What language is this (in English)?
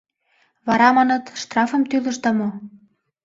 Mari